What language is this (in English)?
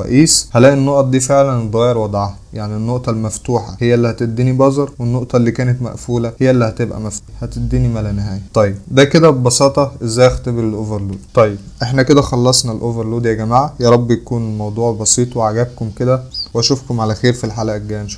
Arabic